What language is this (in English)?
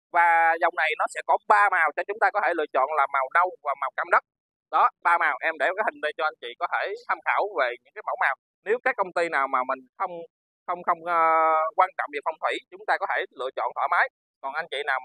Vietnamese